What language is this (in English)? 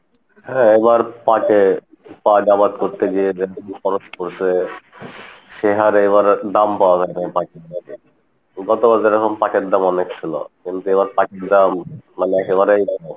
Bangla